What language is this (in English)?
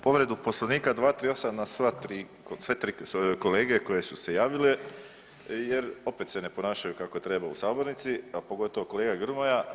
Croatian